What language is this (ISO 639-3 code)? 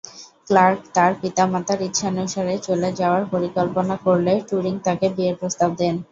ben